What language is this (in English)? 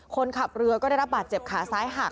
Thai